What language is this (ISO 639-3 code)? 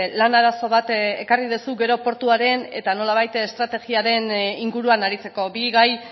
eus